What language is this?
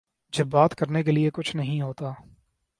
Urdu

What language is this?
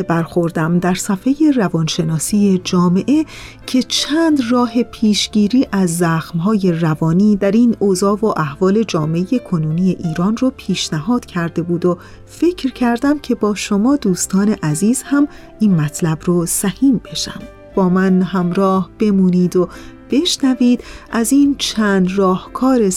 Persian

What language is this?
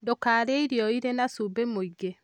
Kikuyu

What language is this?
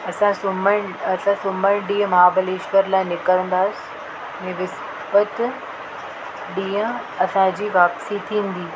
Sindhi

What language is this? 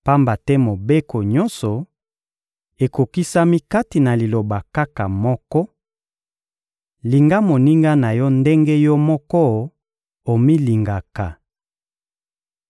Lingala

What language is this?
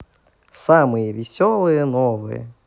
Russian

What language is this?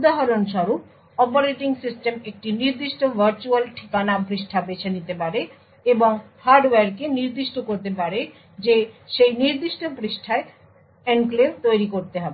Bangla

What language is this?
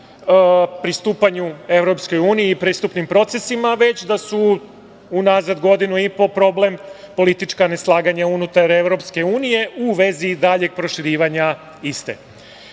Serbian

